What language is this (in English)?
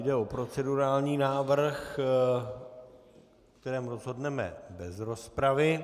Czech